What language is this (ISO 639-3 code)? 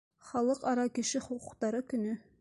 bak